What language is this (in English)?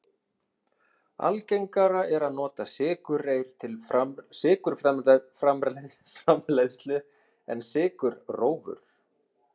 Icelandic